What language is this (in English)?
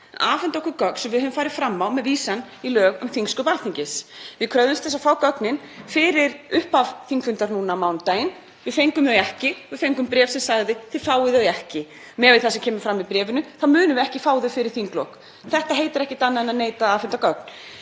Icelandic